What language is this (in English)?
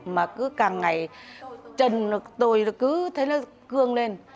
Vietnamese